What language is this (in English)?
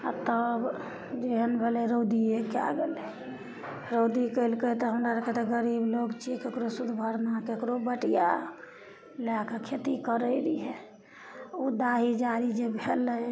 Maithili